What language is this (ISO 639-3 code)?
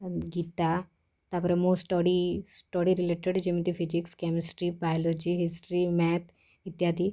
ori